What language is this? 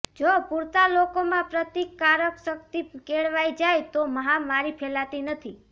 Gujarati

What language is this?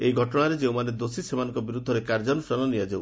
Odia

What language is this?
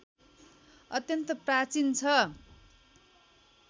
Nepali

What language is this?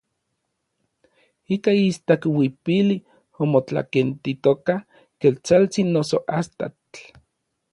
Orizaba Nahuatl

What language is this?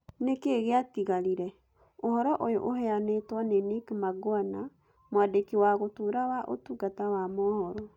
Kikuyu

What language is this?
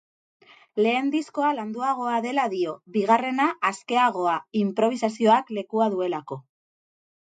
Basque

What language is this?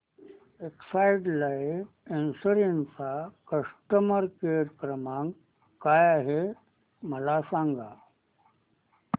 Marathi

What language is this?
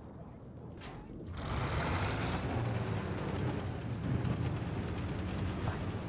French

